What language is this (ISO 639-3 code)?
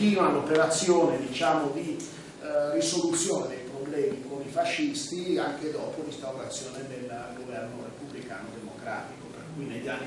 ita